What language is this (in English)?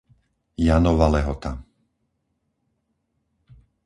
Slovak